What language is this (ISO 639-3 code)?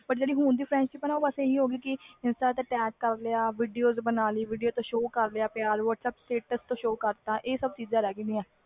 pan